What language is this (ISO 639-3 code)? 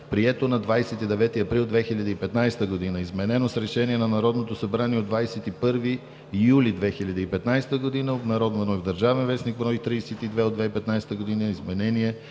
bul